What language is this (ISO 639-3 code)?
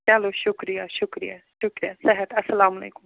kas